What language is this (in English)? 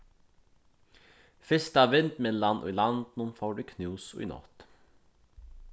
Faroese